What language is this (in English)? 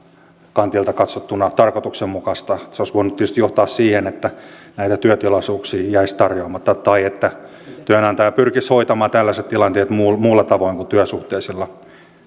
Finnish